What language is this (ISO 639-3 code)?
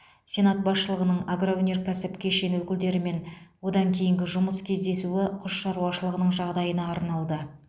kaz